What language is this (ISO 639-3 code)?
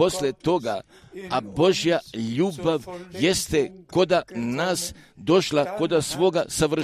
hrv